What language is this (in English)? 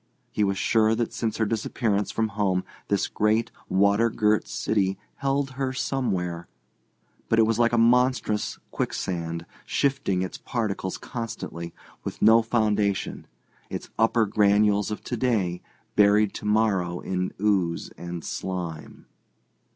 English